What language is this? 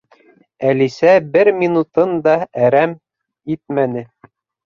Bashkir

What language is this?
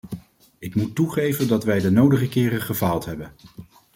Dutch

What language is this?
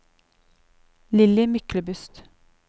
Norwegian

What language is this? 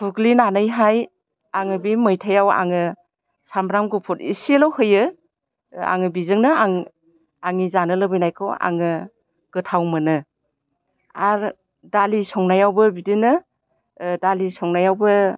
Bodo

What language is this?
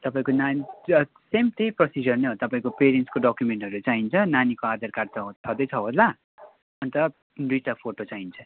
Nepali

